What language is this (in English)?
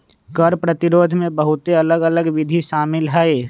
Magahi